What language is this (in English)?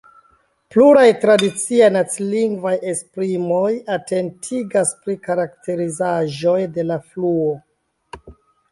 Esperanto